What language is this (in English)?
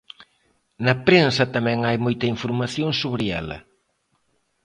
Galician